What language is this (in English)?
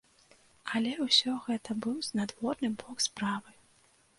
Belarusian